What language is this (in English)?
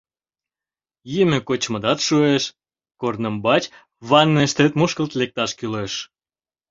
Mari